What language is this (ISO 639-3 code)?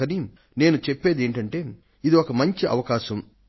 tel